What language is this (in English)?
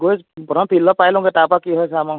Assamese